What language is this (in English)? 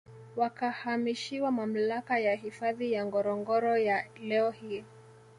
Swahili